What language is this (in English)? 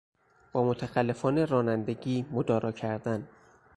Persian